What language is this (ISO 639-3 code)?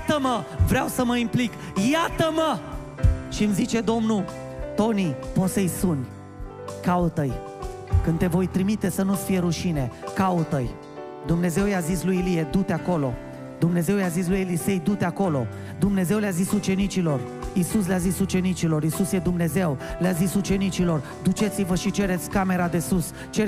ron